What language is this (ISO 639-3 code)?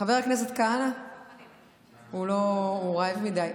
heb